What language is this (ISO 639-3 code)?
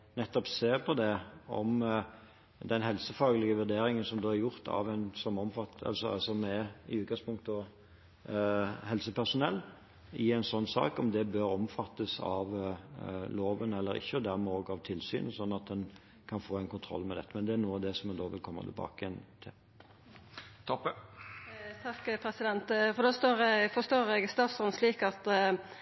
nor